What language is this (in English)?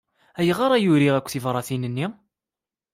Kabyle